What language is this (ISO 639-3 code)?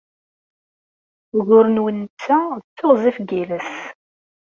kab